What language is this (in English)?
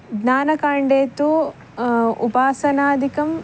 Sanskrit